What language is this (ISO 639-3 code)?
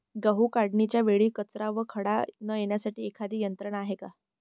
mar